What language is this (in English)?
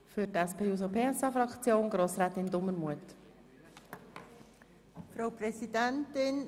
Swiss German